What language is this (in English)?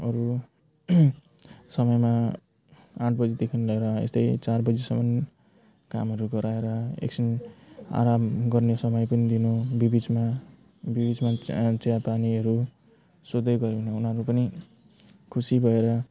Nepali